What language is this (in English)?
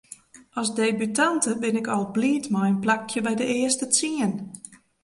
Western Frisian